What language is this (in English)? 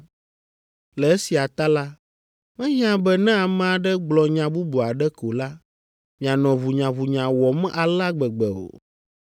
Ewe